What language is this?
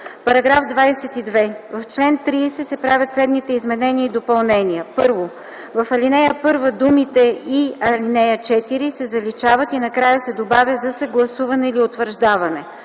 Bulgarian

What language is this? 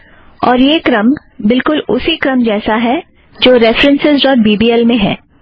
Hindi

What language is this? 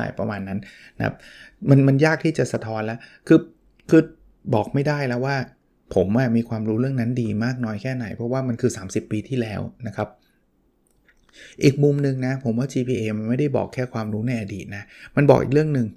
Thai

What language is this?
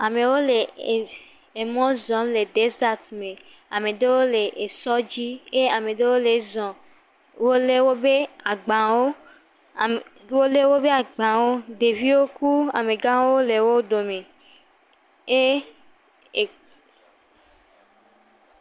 Ewe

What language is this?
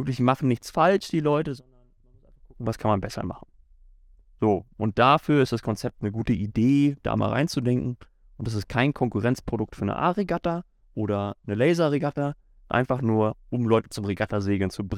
German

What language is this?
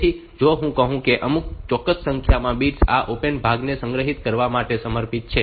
Gujarati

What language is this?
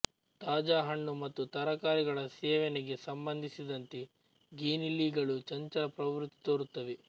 Kannada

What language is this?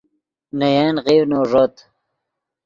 Yidgha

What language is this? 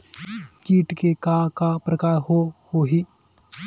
Chhattisgarhi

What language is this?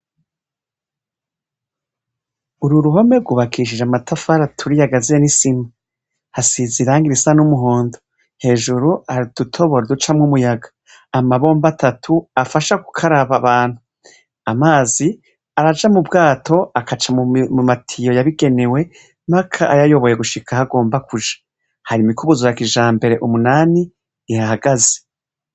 Rundi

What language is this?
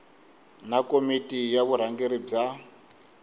Tsonga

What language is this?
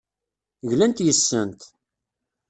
Kabyle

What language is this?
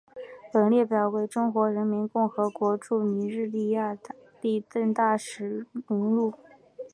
Chinese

